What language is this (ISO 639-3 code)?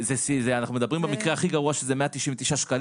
heb